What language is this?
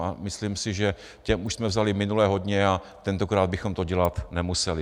Czech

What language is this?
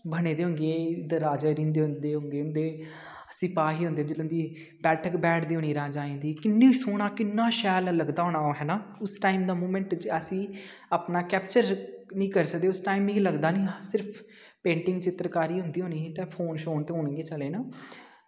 Dogri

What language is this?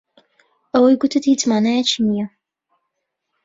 Central Kurdish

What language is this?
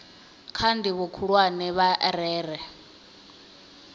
Venda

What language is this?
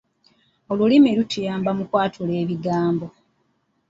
Ganda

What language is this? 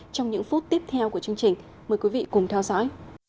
Vietnamese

